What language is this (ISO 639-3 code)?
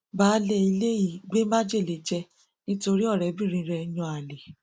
yor